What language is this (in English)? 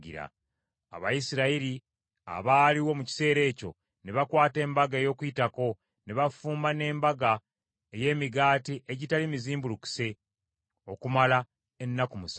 Ganda